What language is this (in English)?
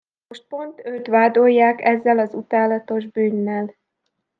Hungarian